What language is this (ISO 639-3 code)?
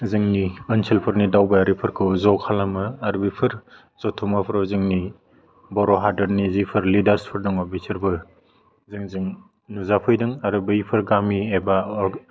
brx